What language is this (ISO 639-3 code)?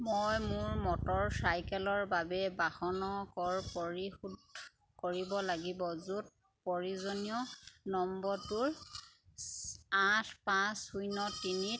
asm